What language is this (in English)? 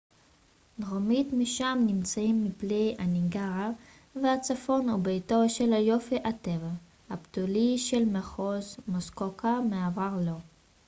Hebrew